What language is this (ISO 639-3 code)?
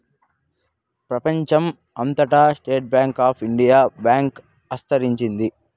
tel